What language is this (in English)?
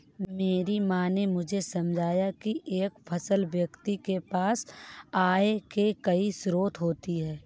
Hindi